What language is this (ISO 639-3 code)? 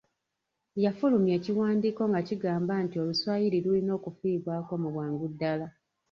lug